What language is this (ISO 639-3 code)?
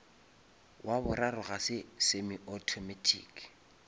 nso